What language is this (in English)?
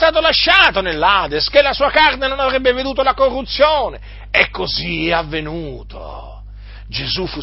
Italian